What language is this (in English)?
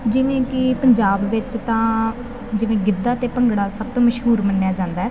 Punjabi